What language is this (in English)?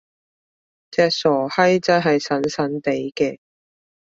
Cantonese